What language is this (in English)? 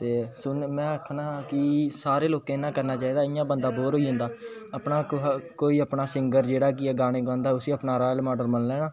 Dogri